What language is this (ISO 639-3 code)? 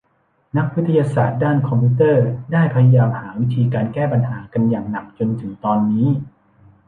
tha